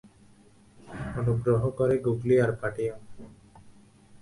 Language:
Bangla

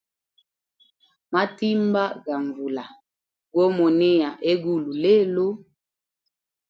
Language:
Hemba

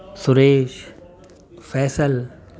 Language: Urdu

